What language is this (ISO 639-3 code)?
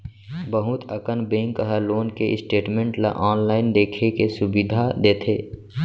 hne